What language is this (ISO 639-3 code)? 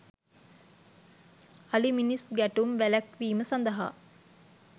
sin